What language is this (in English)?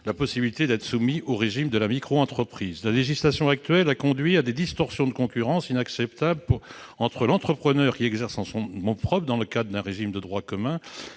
French